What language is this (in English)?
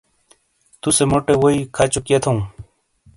Shina